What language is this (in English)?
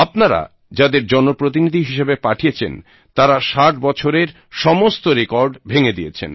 Bangla